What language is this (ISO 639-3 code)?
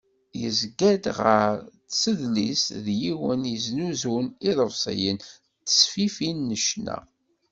kab